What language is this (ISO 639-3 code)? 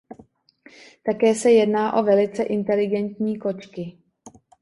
ces